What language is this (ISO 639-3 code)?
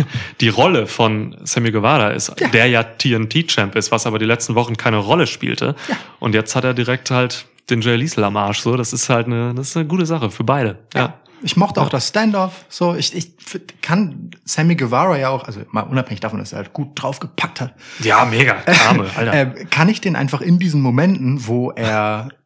deu